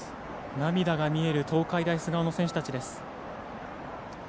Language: Japanese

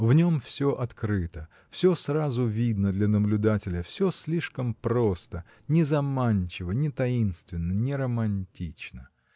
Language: Russian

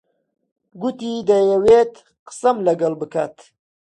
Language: Central Kurdish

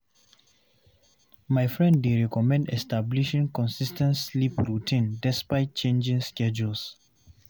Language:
Nigerian Pidgin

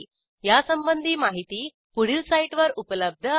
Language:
Marathi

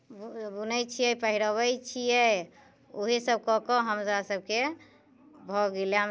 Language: Maithili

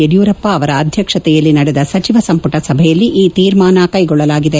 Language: Kannada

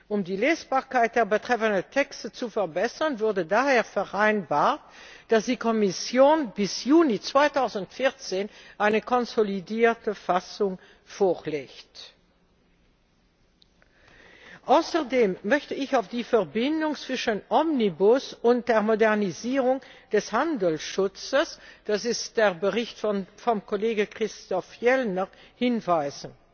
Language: German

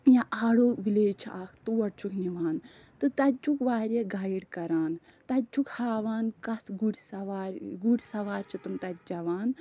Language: Kashmiri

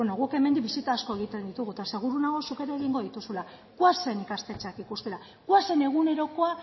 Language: Basque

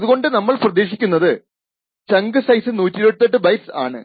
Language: Malayalam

